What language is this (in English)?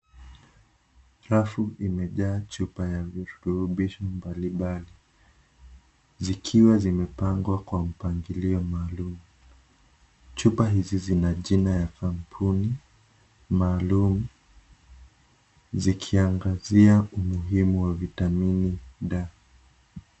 Swahili